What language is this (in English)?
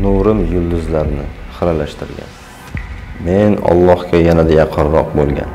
Turkish